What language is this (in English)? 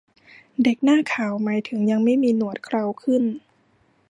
Thai